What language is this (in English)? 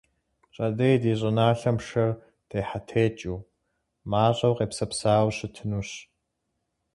Kabardian